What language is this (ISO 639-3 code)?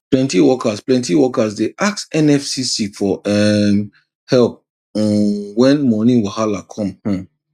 pcm